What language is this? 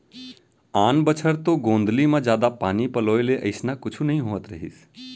Chhattisgarhi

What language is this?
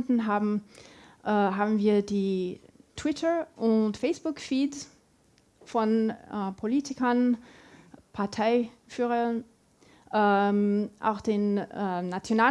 German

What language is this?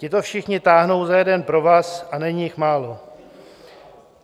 Czech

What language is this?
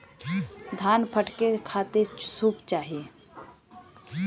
Bhojpuri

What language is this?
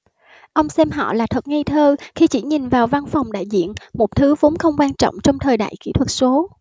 Vietnamese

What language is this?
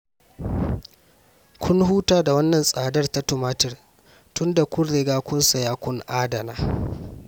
Hausa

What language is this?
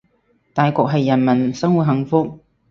Cantonese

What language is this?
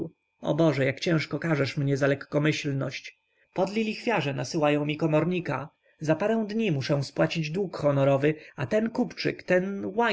Polish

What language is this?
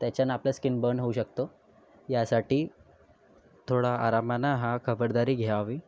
Marathi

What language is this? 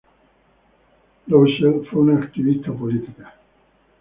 Spanish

